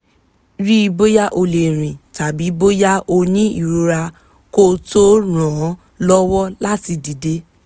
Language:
Yoruba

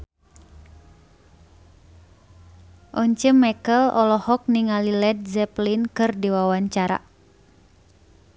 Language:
Sundanese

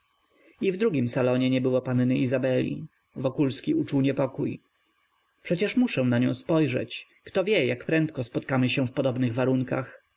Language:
Polish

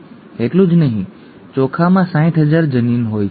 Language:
Gujarati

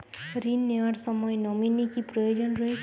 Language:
Bangla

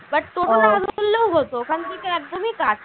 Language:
Bangla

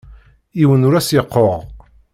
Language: Kabyle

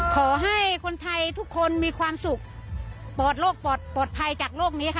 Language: Thai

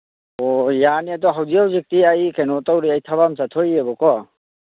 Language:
Manipuri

